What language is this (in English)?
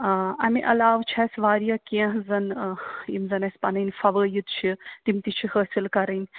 Kashmiri